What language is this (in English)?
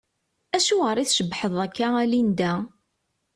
Kabyle